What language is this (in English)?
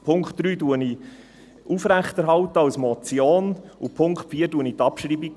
Swiss German